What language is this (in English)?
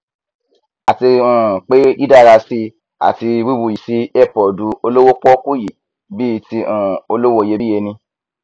Yoruba